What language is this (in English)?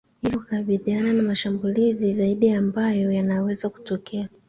Swahili